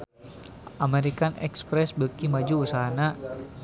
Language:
Sundanese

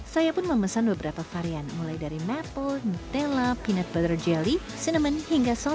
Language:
Indonesian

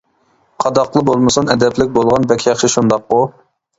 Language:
Uyghur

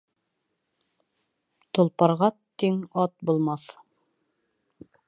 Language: Bashkir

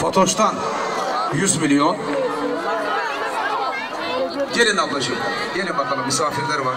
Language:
Turkish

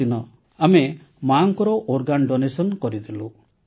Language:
Odia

